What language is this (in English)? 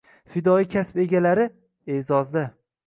Uzbek